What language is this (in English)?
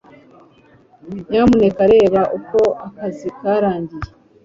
Kinyarwanda